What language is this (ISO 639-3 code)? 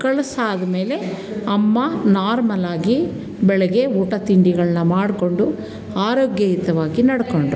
kan